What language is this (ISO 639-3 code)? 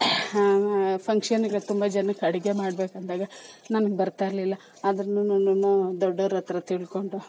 kan